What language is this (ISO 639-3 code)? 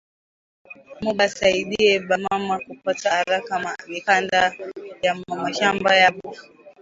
swa